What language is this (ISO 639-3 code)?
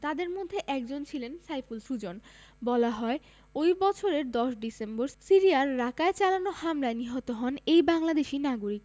ben